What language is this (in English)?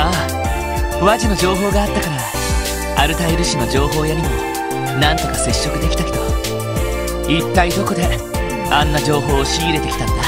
Japanese